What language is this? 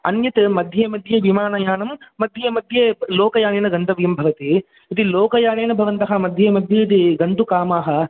Sanskrit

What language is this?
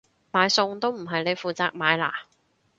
Cantonese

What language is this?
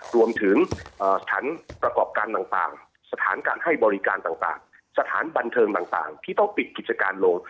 Thai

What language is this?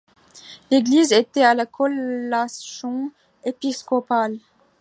French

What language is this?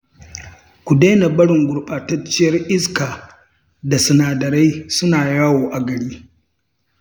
Hausa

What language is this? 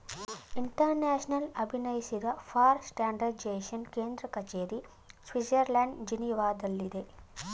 Kannada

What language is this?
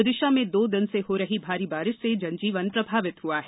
Hindi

